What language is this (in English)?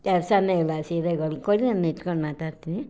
Kannada